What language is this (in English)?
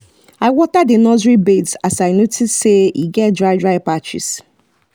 Nigerian Pidgin